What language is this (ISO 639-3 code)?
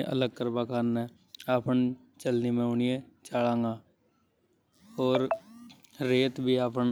hoj